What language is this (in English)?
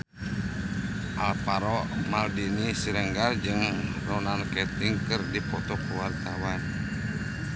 Sundanese